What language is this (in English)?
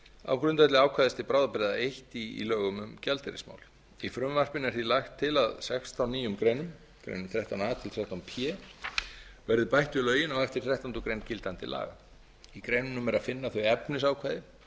Icelandic